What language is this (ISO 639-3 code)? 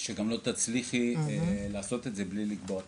heb